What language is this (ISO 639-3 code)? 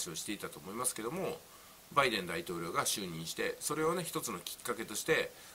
jpn